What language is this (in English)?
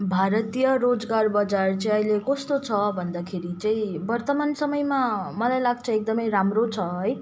Nepali